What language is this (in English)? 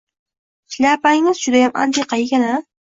Uzbek